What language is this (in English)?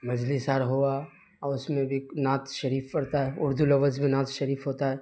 Urdu